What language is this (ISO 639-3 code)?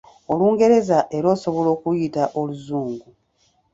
lug